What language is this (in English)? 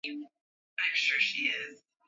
Swahili